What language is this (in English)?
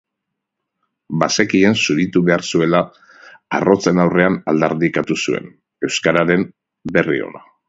Basque